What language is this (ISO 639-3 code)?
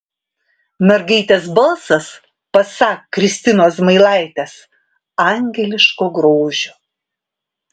lit